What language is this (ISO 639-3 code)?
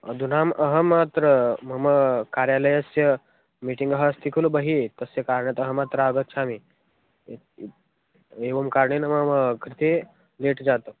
san